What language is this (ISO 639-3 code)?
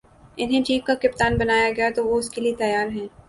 urd